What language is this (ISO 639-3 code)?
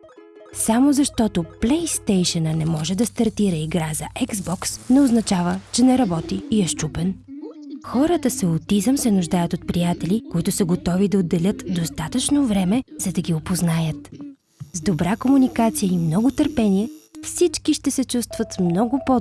bul